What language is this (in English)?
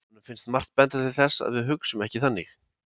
Icelandic